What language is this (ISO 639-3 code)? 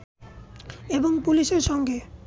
ben